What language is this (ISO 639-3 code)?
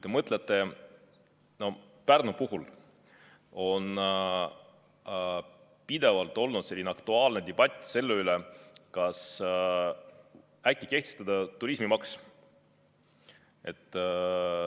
est